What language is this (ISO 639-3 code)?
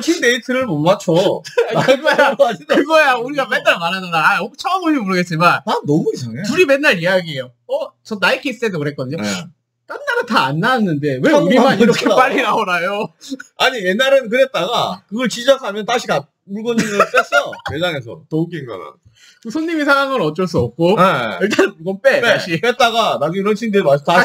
kor